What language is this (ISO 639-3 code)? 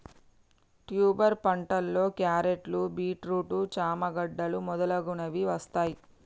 tel